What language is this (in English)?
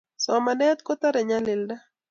Kalenjin